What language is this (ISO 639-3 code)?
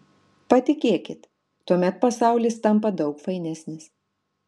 lit